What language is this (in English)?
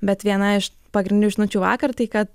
Lithuanian